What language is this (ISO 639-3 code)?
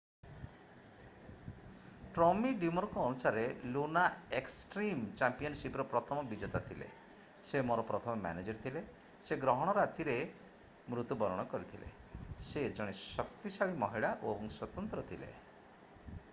ori